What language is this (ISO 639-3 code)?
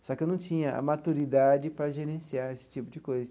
por